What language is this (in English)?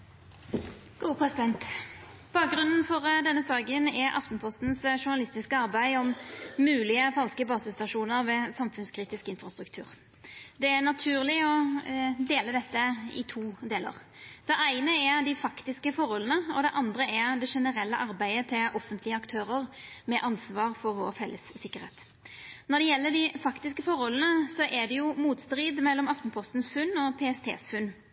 Norwegian Nynorsk